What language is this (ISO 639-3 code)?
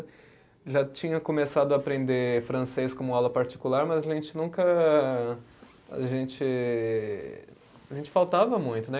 por